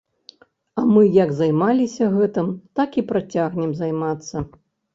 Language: Belarusian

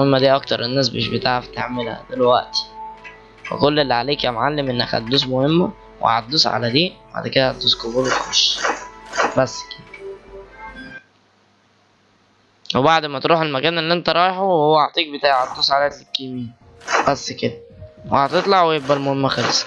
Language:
Arabic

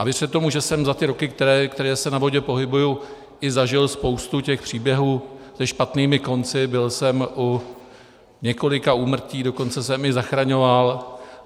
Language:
Czech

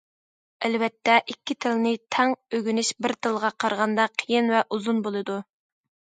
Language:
Uyghur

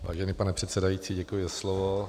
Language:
Czech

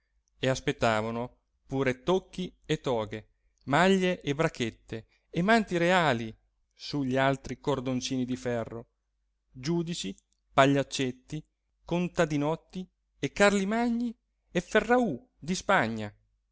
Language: Italian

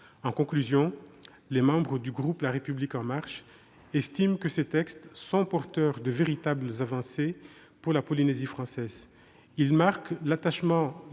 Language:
French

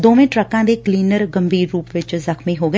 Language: Punjabi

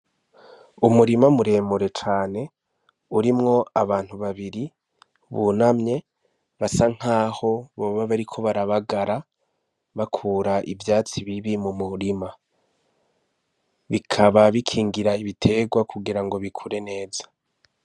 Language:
Rundi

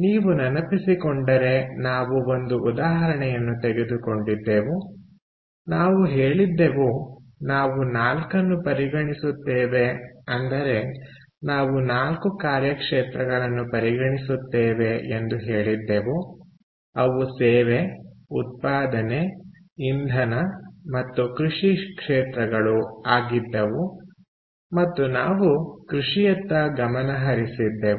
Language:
Kannada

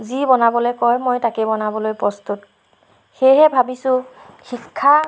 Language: Assamese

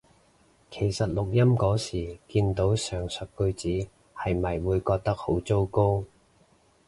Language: Cantonese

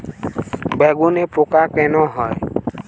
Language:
Bangla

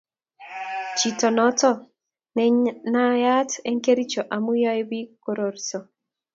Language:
Kalenjin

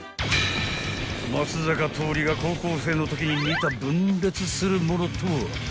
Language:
Japanese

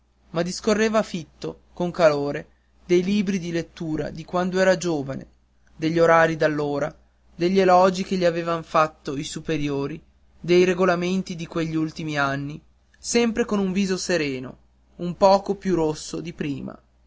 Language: Italian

